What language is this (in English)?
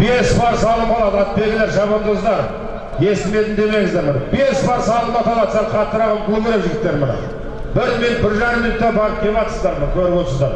Turkish